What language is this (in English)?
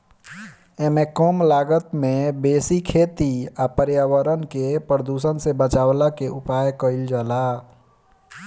Bhojpuri